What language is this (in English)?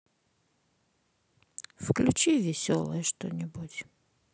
Russian